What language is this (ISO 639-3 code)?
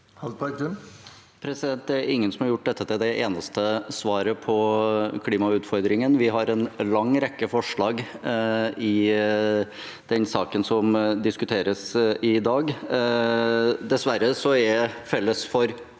nor